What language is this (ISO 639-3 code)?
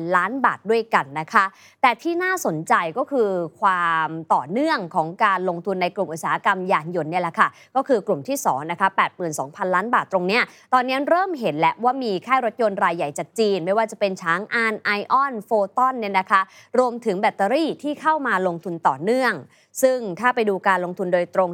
tha